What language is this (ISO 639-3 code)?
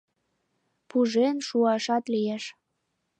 chm